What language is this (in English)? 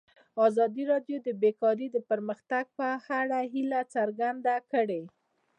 Pashto